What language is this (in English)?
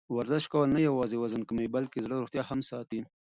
Pashto